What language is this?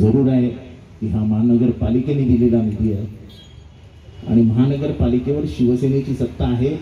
Hindi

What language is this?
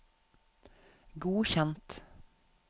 Norwegian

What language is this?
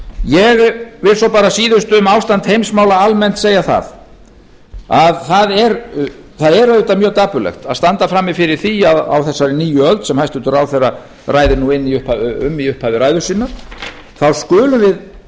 Icelandic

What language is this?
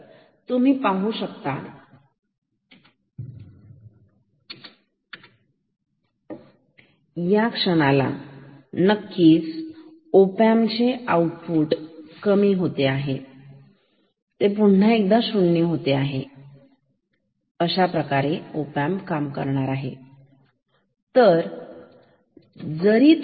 Marathi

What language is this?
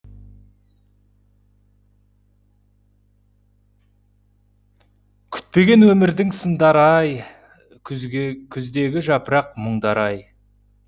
Kazakh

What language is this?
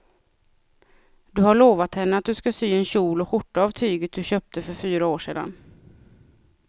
Swedish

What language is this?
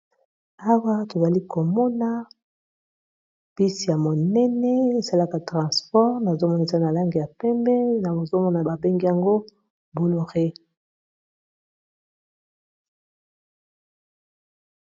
Lingala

